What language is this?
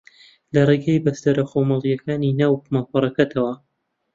Central Kurdish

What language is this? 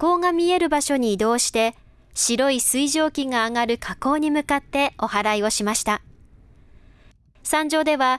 Japanese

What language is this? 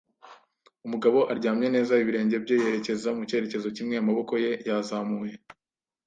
Kinyarwanda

